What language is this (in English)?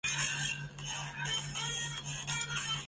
Chinese